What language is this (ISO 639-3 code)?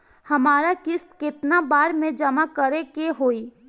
bho